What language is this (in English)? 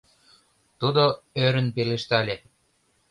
Mari